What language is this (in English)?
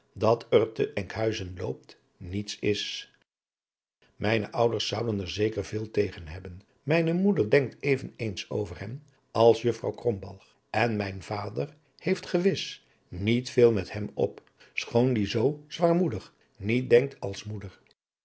Dutch